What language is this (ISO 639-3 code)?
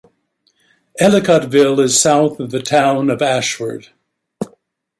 eng